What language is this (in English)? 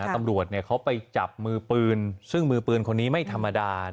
Thai